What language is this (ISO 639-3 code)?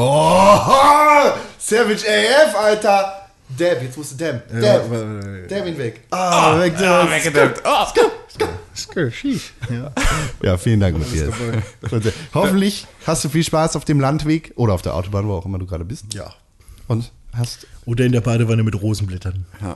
deu